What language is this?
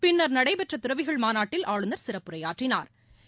Tamil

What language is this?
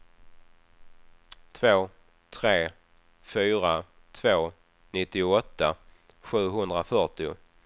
Swedish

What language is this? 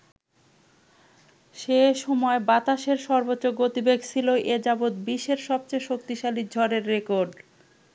Bangla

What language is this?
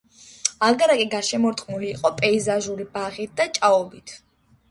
Georgian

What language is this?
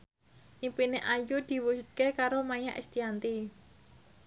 Javanese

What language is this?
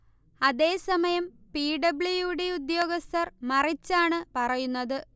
Malayalam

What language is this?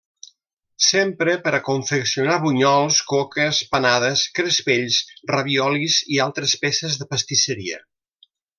Catalan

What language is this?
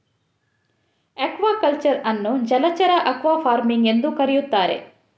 Kannada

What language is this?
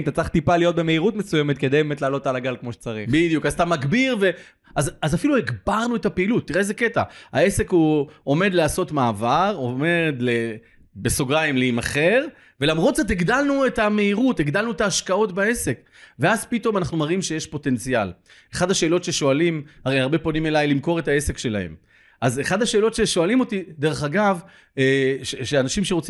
Hebrew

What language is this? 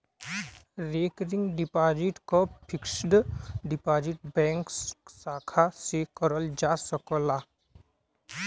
Bhojpuri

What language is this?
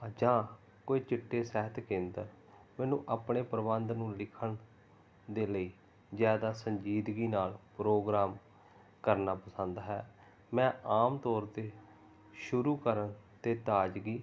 Punjabi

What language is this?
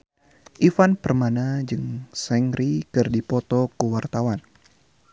Sundanese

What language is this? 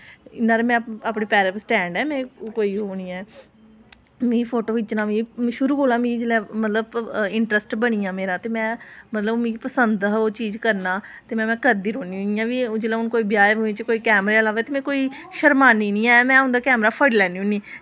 Dogri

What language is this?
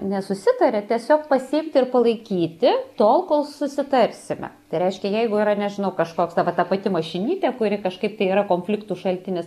Lithuanian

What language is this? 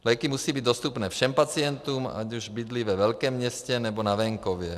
Czech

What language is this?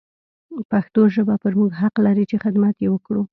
Pashto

